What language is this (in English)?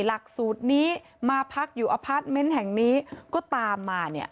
Thai